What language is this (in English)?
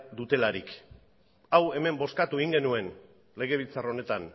Basque